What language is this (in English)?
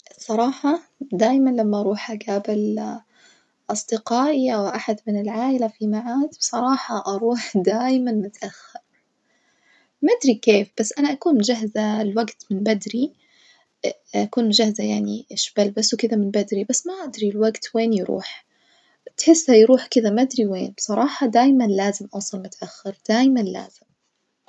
Najdi Arabic